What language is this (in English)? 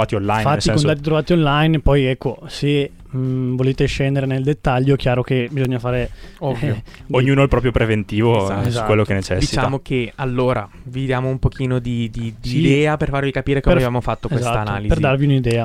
Italian